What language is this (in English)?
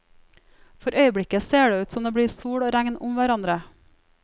Norwegian